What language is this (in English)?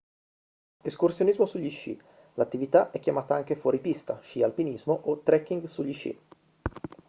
Italian